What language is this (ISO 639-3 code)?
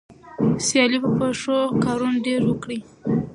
pus